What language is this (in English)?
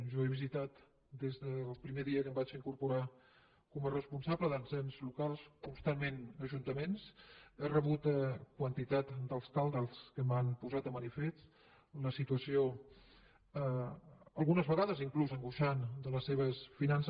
Catalan